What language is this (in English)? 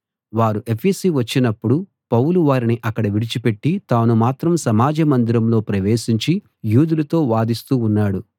Telugu